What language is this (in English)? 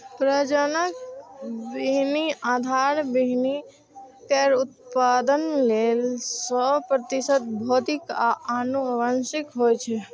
Maithili